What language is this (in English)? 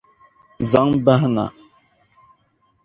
Dagbani